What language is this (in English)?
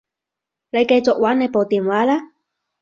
Cantonese